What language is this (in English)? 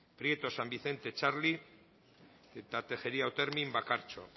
Basque